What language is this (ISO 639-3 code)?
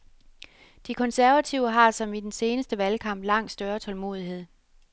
dan